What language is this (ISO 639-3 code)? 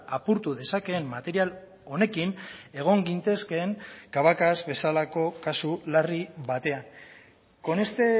eus